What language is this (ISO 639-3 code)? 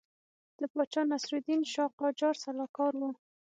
pus